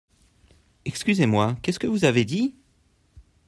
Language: French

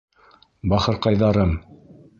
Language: Bashkir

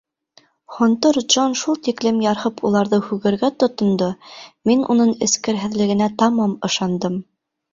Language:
Bashkir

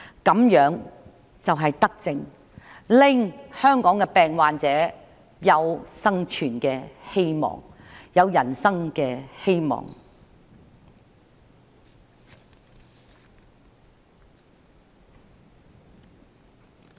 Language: Cantonese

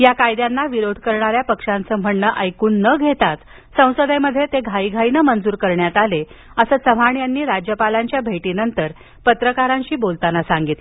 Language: Marathi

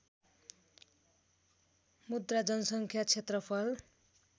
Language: Nepali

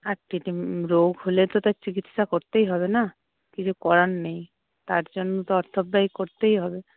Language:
Bangla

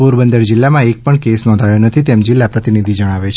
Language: Gujarati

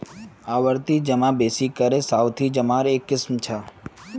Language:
Magahi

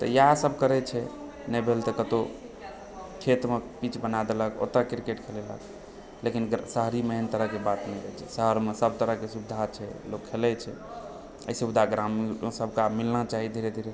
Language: Maithili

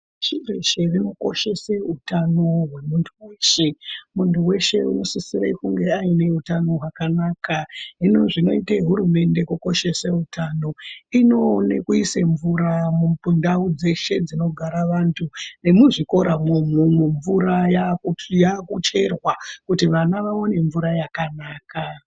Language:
Ndau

